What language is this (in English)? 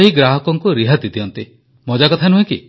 Odia